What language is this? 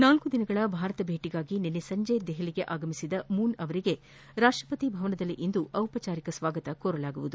Kannada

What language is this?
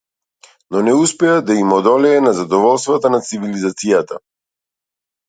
Macedonian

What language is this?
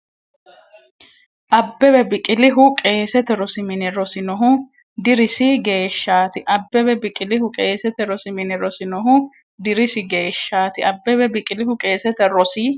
Sidamo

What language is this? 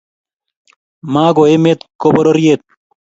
Kalenjin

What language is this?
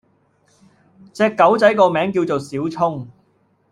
Cantonese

